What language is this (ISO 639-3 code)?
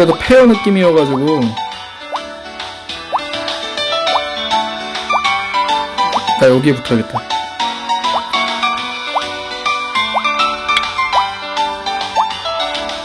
kor